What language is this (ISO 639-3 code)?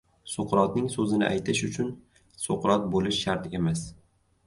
uzb